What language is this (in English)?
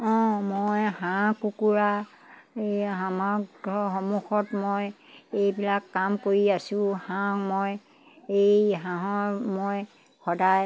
Assamese